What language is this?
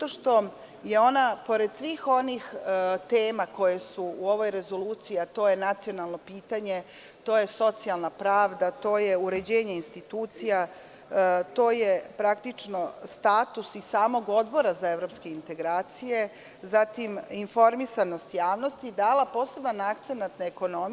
Serbian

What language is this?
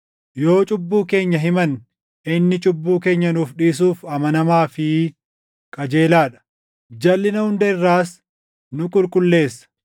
Oromo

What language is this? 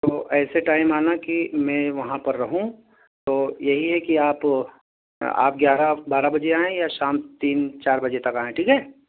Urdu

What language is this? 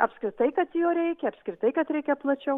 Lithuanian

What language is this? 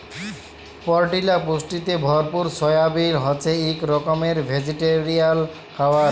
Bangla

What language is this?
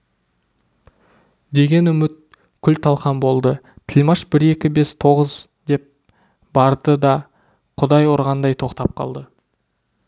Kazakh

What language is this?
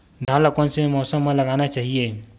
Chhattisgarhi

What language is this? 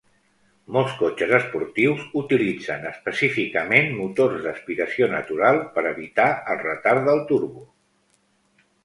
Catalan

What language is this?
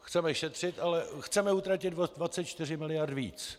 Czech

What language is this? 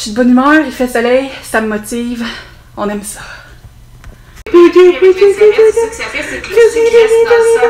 French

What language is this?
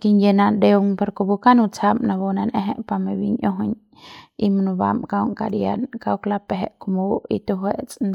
Central Pame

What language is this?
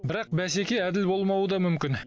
Kazakh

